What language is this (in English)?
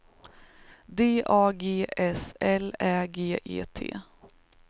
Swedish